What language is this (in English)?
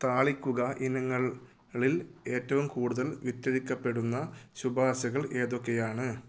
Malayalam